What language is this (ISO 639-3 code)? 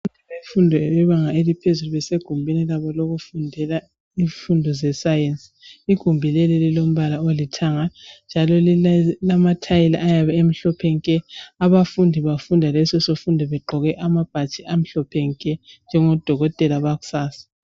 nde